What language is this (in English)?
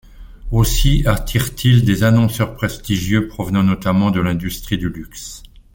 French